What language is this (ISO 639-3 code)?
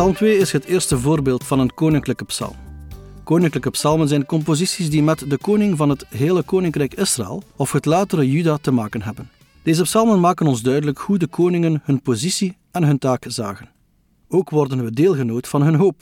nld